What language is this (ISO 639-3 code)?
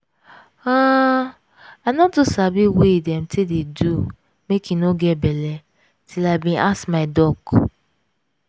pcm